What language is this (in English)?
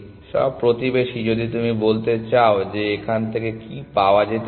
Bangla